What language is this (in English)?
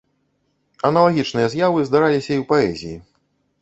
Belarusian